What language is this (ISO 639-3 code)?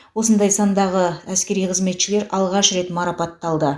kaz